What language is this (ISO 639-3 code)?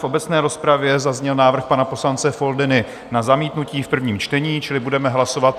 ces